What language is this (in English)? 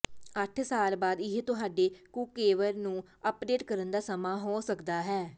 Punjabi